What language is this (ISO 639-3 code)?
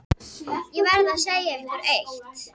isl